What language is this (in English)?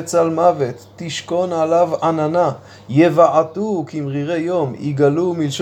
Hebrew